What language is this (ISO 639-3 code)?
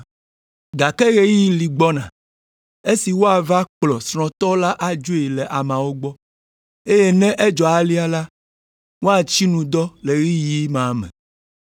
ewe